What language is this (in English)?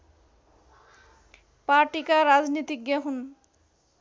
Nepali